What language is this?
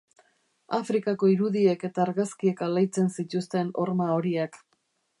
Basque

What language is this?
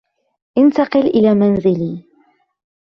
Arabic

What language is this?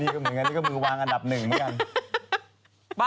Thai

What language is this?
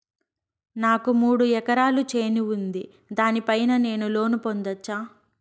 Telugu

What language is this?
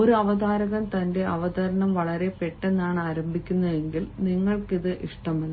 Malayalam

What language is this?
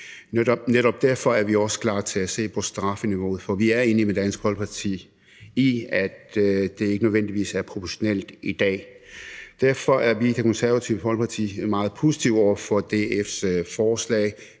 Danish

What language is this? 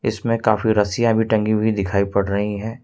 Hindi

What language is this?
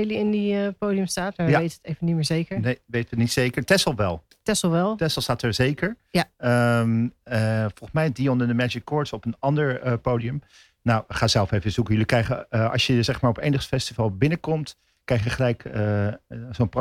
Dutch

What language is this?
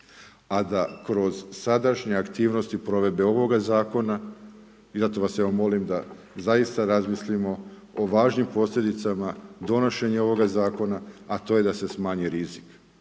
Croatian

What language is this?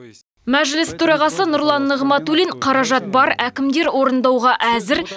Kazakh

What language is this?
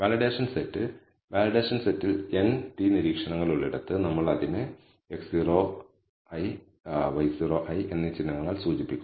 Malayalam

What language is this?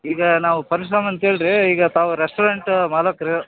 Kannada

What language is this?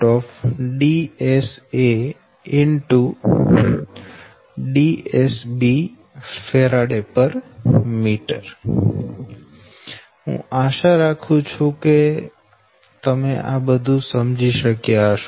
Gujarati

